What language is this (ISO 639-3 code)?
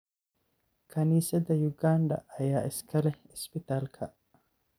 som